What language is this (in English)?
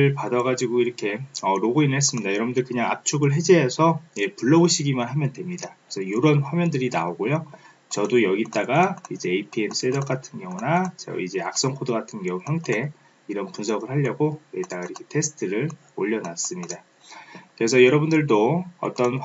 Korean